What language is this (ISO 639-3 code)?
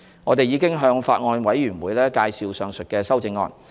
yue